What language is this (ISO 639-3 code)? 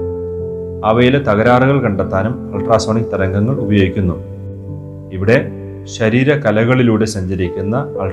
mal